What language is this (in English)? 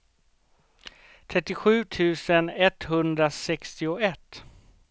Swedish